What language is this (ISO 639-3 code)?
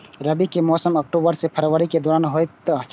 mai